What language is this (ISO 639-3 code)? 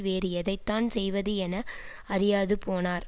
tam